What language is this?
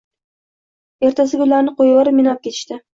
Uzbek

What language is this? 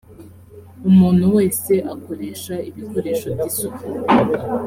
Kinyarwanda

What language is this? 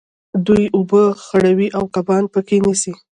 Pashto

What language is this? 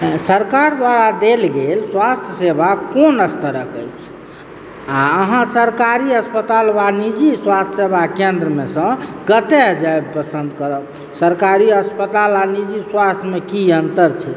Maithili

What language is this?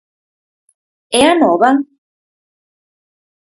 Galician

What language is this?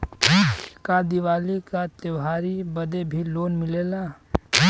Bhojpuri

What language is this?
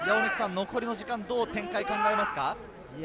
Japanese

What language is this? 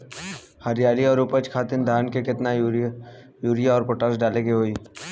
Bhojpuri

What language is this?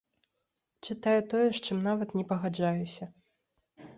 Belarusian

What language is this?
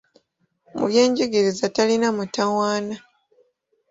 Ganda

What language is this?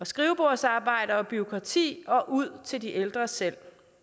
Danish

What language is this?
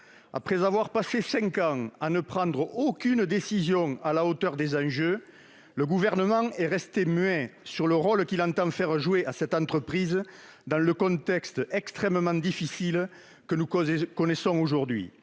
French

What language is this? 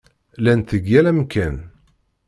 Kabyle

